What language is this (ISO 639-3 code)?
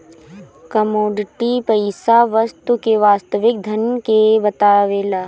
bho